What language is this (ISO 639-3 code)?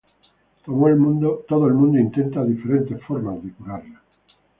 spa